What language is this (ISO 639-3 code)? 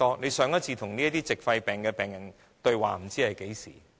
yue